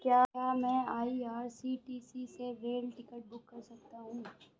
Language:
Hindi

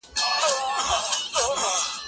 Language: Pashto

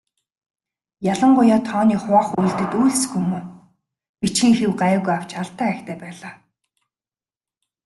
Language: Mongolian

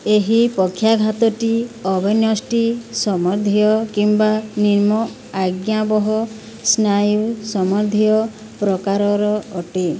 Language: Odia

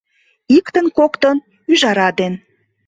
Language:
Mari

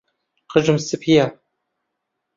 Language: Central Kurdish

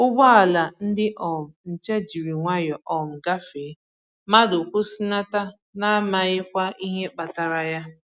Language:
Igbo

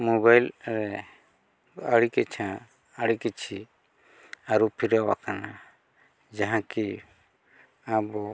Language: Santali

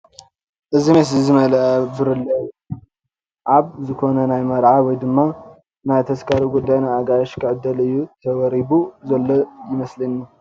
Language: Tigrinya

